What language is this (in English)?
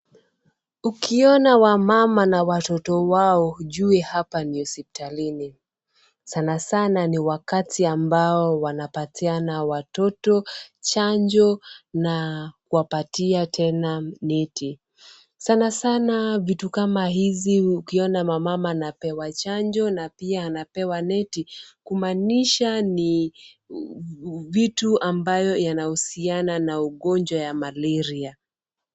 Swahili